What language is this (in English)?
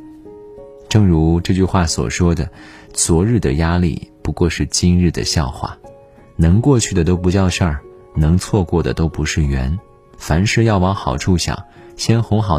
Chinese